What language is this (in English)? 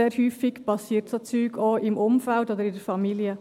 Swiss German